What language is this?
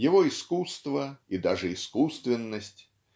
Russian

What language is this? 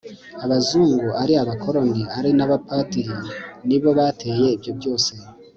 Kinyarwanda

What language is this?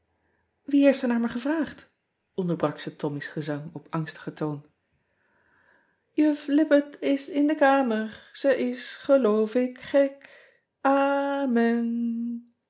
Dutch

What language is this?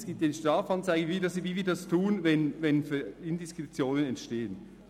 Swiss German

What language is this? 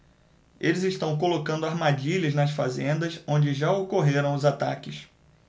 Portuguese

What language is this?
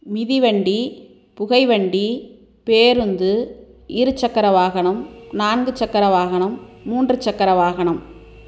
Tamil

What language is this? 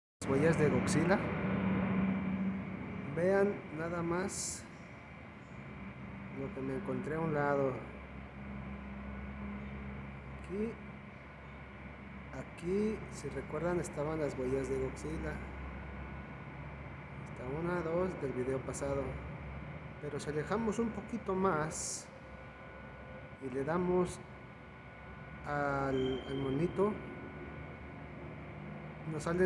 Spanish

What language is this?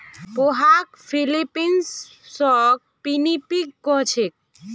Magahi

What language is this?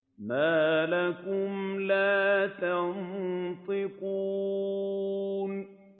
Arabic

